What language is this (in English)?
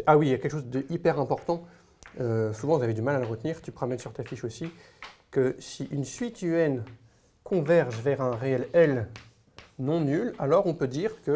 French